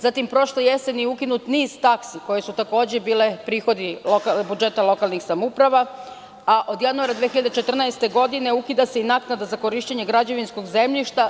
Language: Serbian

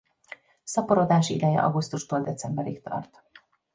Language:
Hungarian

